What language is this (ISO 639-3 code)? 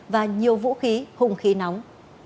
vie